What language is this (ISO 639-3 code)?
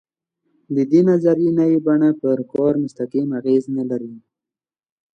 pus